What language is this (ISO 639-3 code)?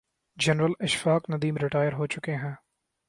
urd